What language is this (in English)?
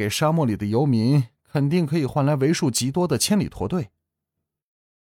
Chinese